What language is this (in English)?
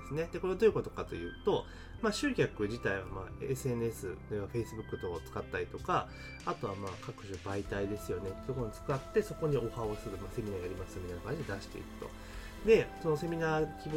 Japanese